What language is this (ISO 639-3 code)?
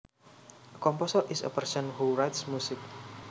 jav